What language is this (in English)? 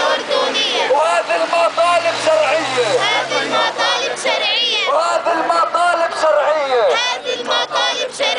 Arabic